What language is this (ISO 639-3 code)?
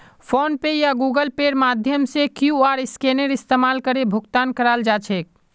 mag